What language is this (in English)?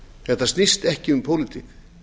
Icelandic